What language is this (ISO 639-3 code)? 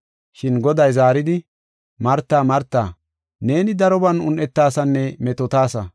gof